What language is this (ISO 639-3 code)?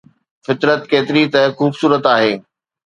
snd